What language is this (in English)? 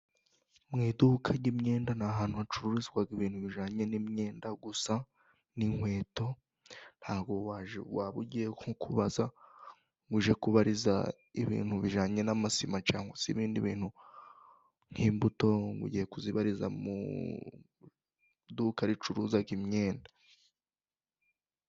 Kinyarwanda